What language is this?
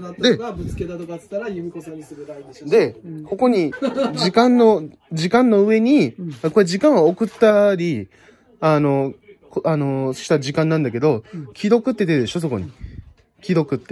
Japanese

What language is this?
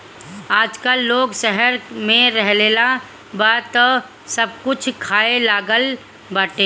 Bhojpuri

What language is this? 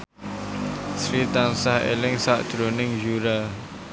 Javanese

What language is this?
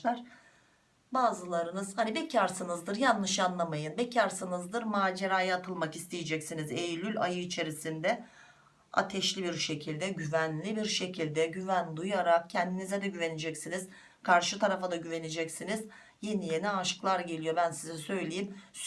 Turkish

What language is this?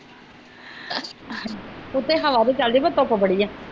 Punjabi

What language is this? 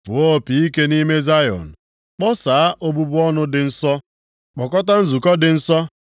Igbo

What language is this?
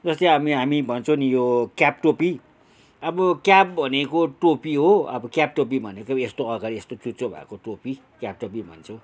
Nepali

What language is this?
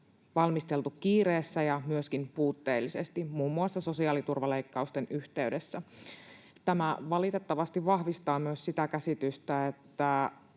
Finnish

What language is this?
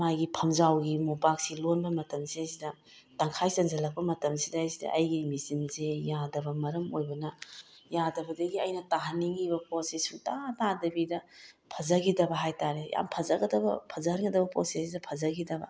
Manipuri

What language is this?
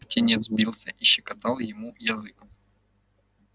Russian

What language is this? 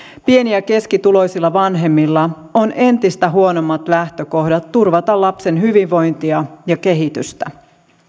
Finnish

